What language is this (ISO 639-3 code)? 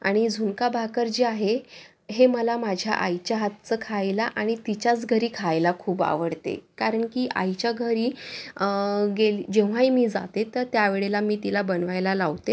mar